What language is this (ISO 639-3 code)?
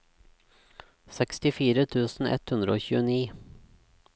nor